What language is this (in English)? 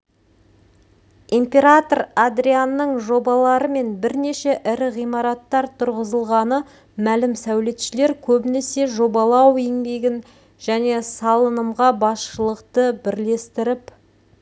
Kazakh